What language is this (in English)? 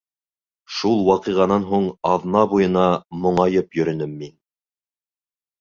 Bashkir